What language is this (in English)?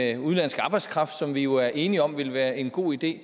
Danish